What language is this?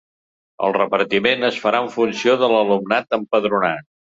Catalan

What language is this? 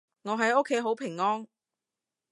Cantonese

